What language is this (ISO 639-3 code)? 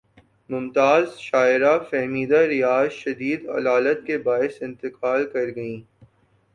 urd